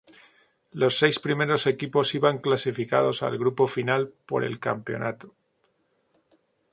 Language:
Spanish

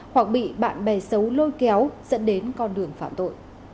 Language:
Vietnamese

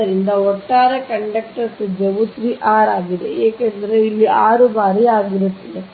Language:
Kannada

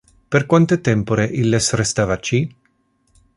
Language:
Interlingua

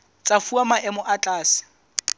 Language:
Southern Sotho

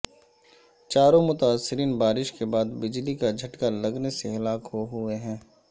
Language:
Urdu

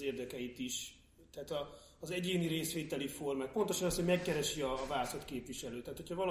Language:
Hungarian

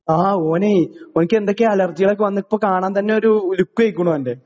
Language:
Malayalam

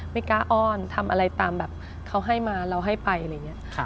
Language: Thai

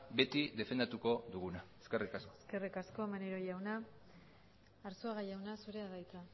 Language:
Basque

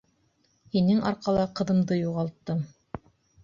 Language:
Bashkir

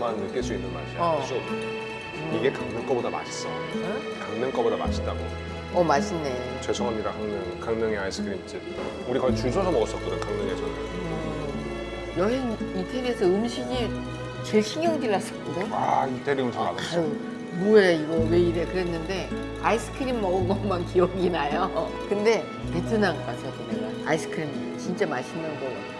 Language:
Korean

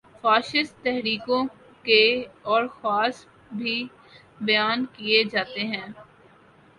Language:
Urdu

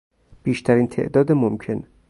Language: Persian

